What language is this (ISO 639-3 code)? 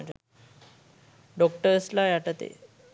sin